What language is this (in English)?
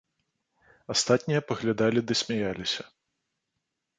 Belarusian